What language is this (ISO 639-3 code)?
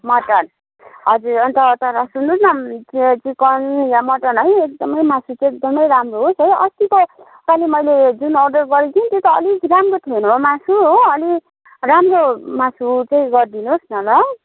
nep